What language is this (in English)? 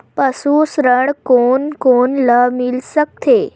Chhattisgarhi